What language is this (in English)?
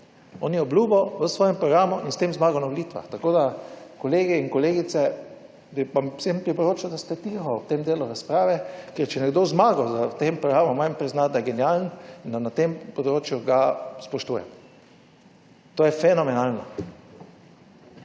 Slovenian